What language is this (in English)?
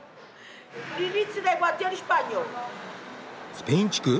Japanese